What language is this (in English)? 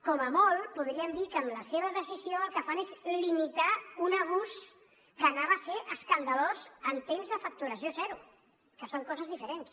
Catalan